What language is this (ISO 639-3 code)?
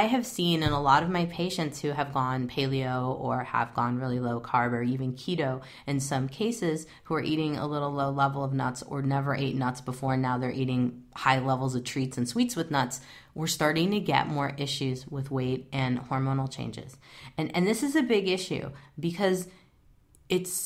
eng